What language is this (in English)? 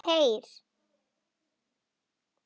Icelandic